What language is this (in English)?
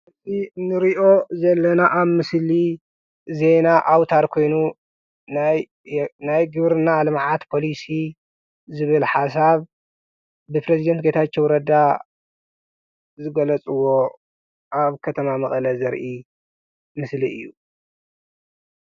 Tigrinya